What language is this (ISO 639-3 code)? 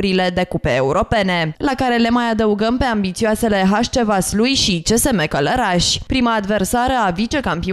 ron